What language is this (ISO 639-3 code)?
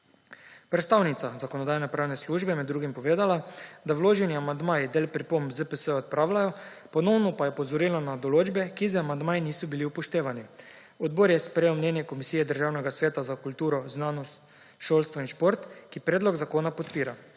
slv